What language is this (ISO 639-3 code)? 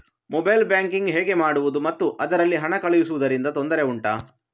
kan